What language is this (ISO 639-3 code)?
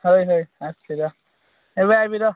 ori